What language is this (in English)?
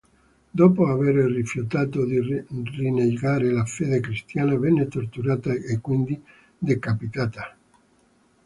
Italian